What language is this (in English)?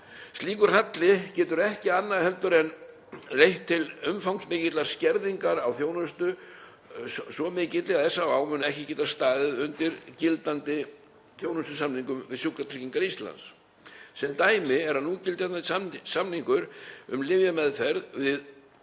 Icelandic